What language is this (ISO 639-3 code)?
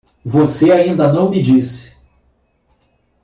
por